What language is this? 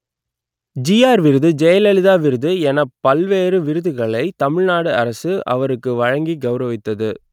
Tamil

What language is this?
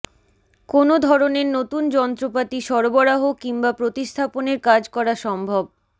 Bangla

